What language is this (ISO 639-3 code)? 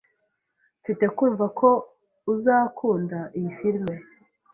kin